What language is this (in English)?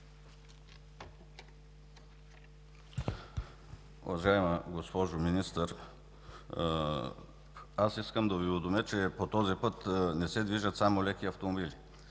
Bulgarian